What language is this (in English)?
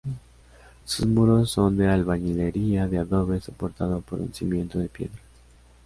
Spanish